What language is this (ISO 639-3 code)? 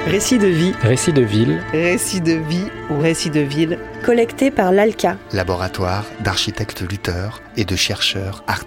fra